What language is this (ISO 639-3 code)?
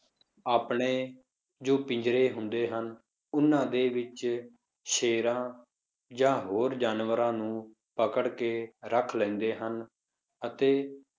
pan